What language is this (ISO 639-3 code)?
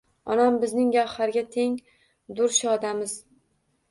uzb